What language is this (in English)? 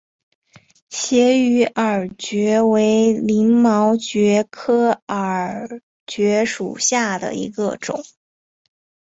Chinese